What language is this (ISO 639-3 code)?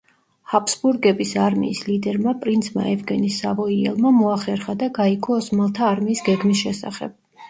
kat